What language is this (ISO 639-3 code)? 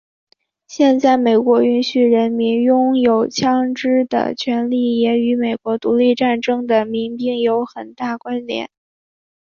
zho